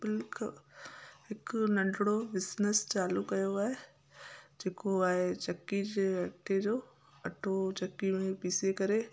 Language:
Sindhi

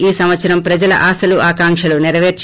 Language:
Telugu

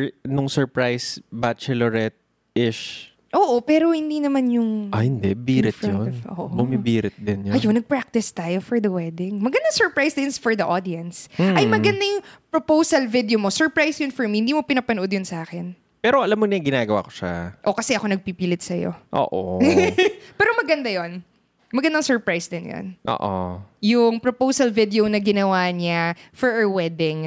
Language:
Filipino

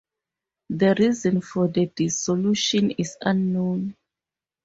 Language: English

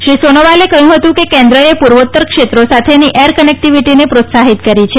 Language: Gujarati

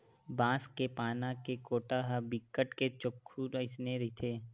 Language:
Chhattisgarhi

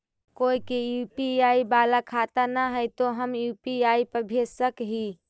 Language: Magahi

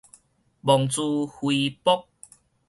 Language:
Min Nan Chinese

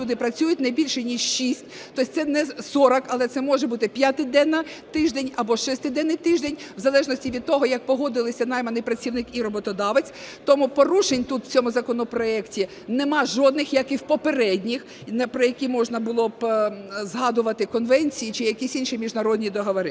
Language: Ukrainian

